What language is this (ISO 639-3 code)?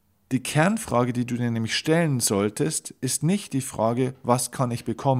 deu